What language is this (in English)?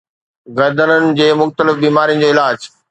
Sindhi